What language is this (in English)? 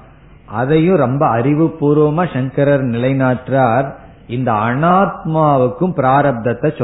Tamil